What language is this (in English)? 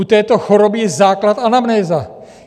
Czech